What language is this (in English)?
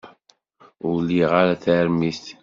Kabyle